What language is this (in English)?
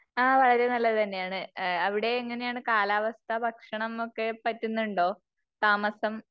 Malayalam